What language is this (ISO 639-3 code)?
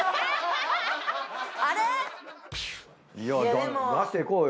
jpn